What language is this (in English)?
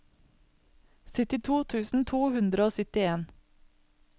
Norwegian